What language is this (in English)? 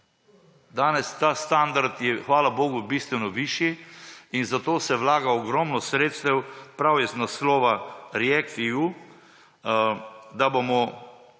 Slovenian